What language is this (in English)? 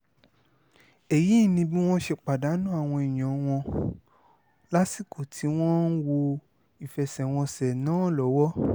Yoruba